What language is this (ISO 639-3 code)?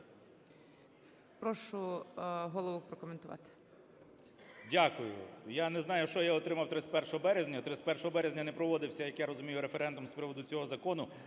ukr